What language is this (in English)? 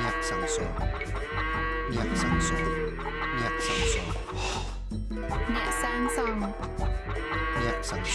English